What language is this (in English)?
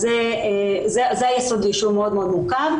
Hebrew